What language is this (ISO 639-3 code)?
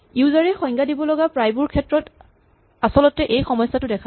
asm